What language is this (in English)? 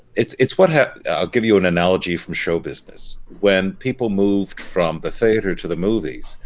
English